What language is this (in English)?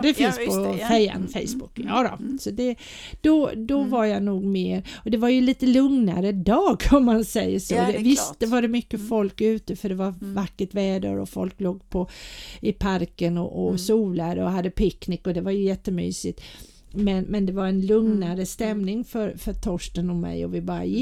Swedish